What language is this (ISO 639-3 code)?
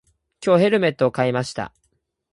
jpn